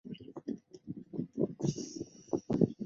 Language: Chinese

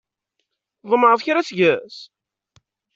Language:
Kabyle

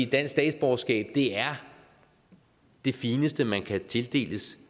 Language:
Danish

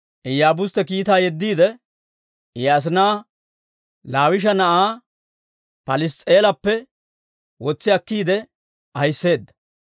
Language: Dawro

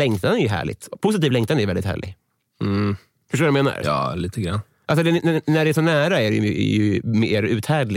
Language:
Swedish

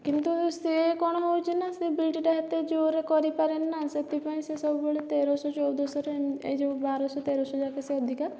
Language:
Odia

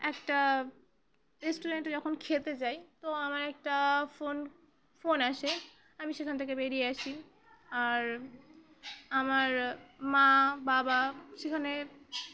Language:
Bangla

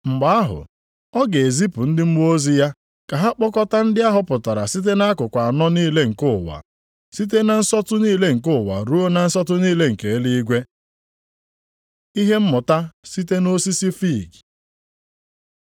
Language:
Igbo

